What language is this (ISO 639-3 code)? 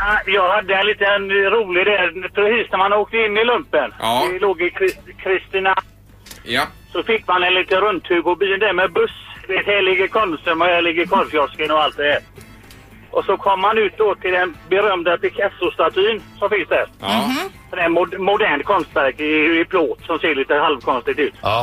swe